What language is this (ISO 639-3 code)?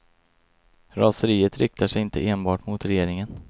swe